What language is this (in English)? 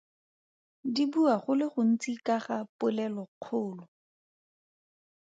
Tswana